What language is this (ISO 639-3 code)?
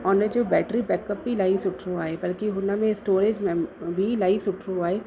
snd